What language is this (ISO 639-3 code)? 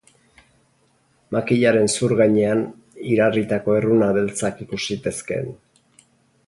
eus